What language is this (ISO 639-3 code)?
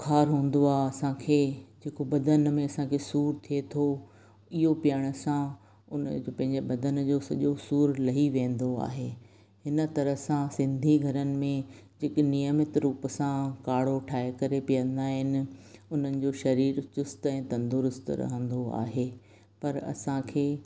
snd